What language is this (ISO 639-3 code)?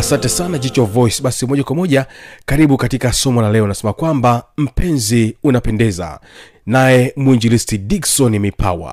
swa